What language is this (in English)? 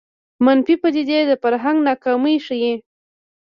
Pashto